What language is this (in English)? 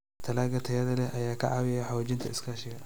Somali